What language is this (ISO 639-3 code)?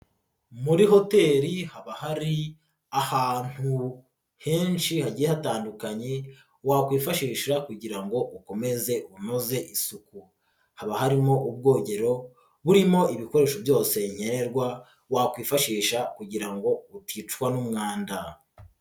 kin